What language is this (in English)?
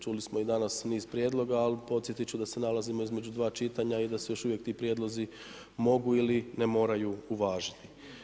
Croatian